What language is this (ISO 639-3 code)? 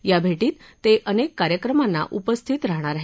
mar